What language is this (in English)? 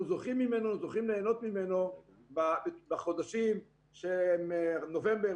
Hebrew